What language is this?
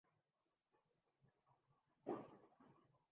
Urdu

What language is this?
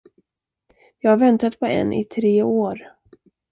Swedish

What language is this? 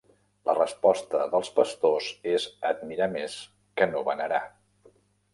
Catalan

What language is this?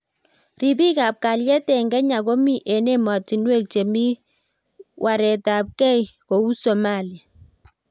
Kalenjin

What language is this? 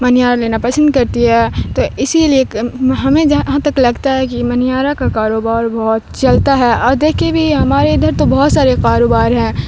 Urdu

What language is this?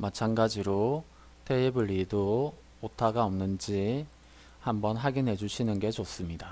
Korean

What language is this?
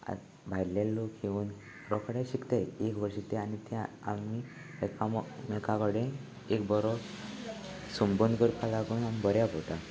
Konkani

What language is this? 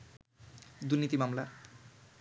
Bangla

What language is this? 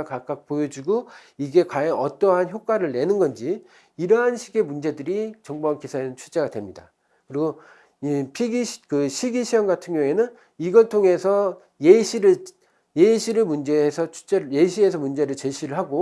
Korean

